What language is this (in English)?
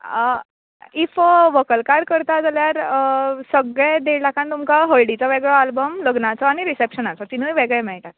Konkani